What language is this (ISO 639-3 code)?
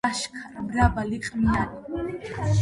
kat